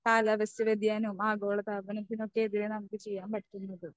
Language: Malayalam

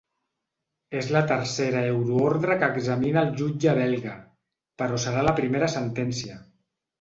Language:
Catalan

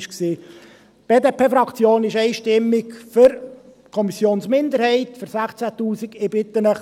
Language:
Swiss German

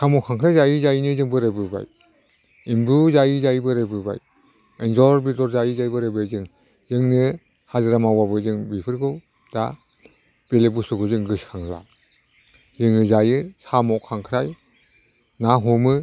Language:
Bodo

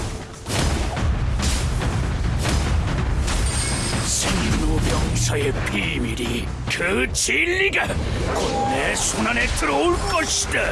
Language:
Korean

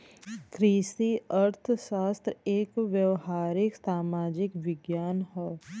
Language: Bhojpuri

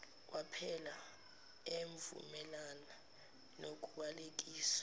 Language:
Zulu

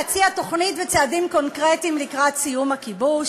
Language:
Hebrew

